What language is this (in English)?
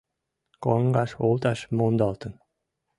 Mari